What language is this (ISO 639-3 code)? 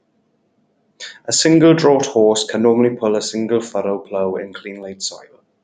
eng